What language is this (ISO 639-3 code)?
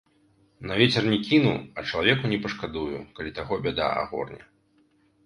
bel